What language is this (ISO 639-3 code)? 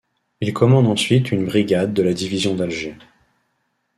fra